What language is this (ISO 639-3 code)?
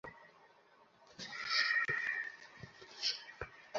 ben